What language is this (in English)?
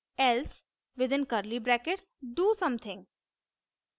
Hindi